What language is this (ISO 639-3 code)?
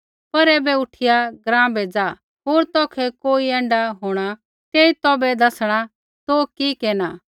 kfx